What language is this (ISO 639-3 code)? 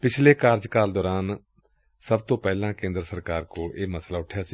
pan